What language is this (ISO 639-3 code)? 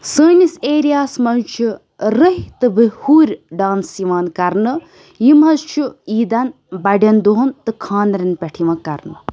kas